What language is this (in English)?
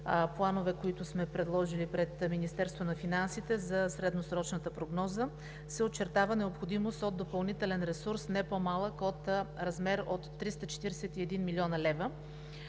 Bulgarian